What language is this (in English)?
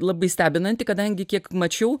Lithuanian